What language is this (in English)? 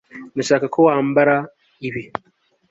Kinyarwanda